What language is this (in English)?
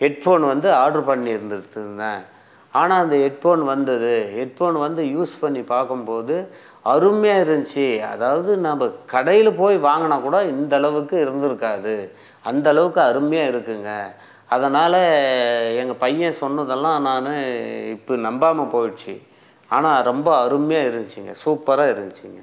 Tamil